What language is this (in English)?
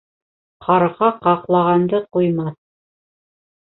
Bashkir